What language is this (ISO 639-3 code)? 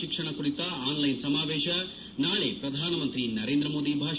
kan